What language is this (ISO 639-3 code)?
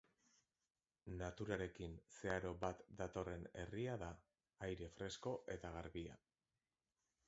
eus